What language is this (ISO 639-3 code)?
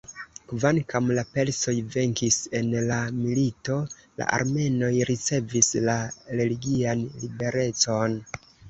epo